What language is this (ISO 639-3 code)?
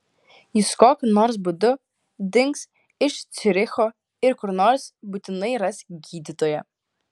lit